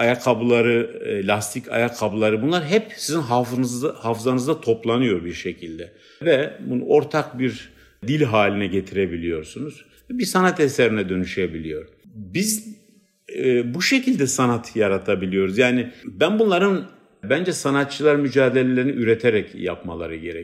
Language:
Turkish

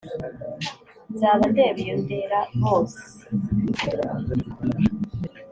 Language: Kinyarwanda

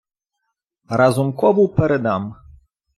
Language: Ukrainian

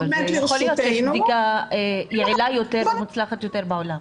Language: Hebrew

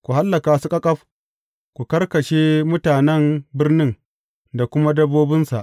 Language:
Hausa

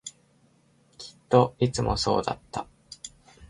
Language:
Japanese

